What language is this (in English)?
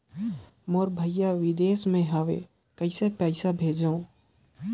Chhattisgarhi